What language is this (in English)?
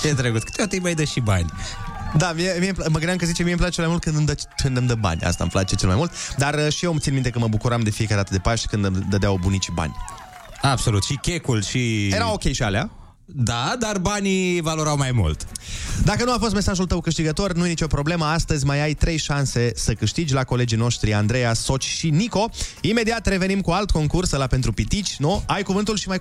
Romanian